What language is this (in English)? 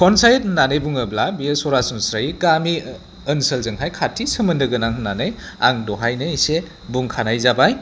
Bodo